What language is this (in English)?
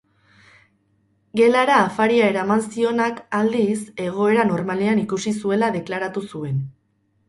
Basque